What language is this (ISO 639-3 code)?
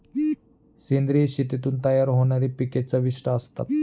mar